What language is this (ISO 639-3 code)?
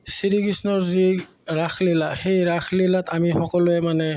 asm